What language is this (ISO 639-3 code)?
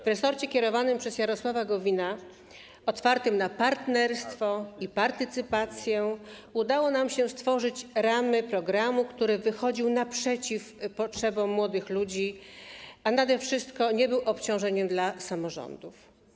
pol